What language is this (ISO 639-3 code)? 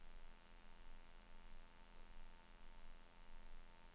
swe